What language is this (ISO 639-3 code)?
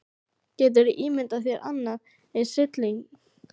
isl